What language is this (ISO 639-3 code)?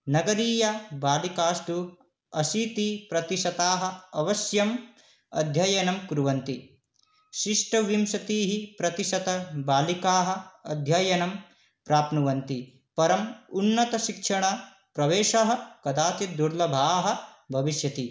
san